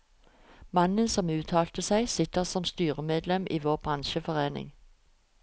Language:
Norwegian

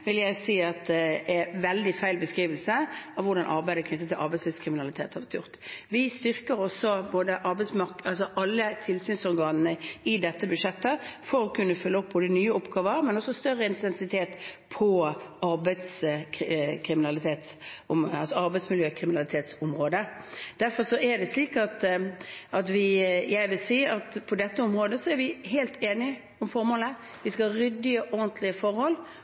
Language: Norwegian Bokmål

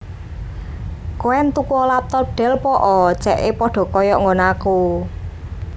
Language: Javanese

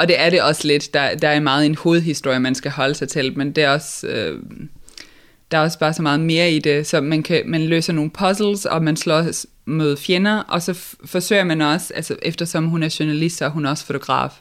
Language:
Danish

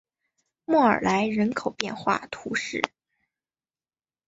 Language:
Chinese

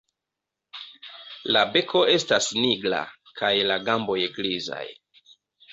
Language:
Esperanto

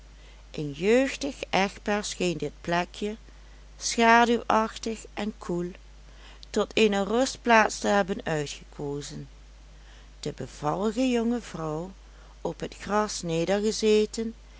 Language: Dutch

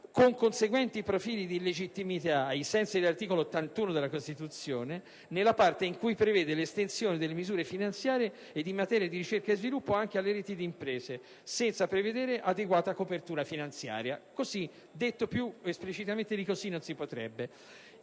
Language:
Italian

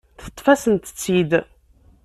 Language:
Kabyle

